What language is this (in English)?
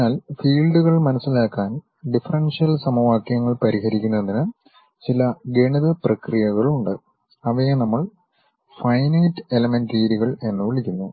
Malayalam